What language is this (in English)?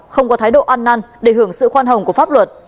Vietnamese